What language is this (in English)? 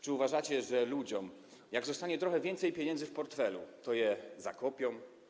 Polish